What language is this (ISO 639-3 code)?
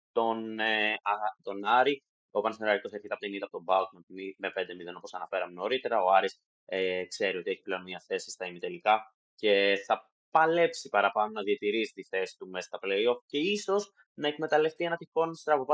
ell